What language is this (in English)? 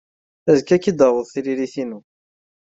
Kabyle